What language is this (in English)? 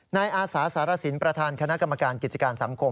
Thai